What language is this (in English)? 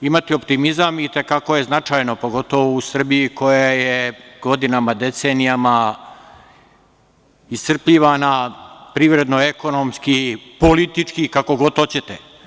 Serbian